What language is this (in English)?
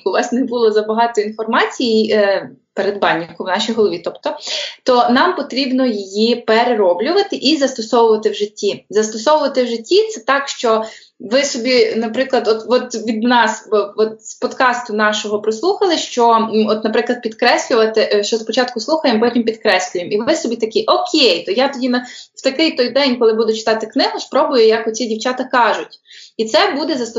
Ukrainian